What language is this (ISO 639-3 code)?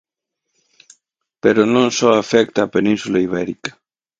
glg